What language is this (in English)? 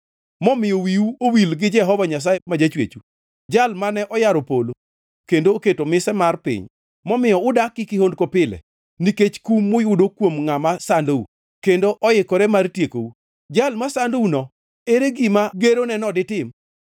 Luo (Kenya and Tanzania)